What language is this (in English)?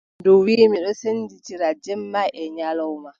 Adamawa Fulfulde